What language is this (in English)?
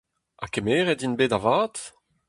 Breton